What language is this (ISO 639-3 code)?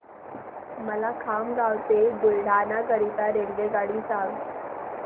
mar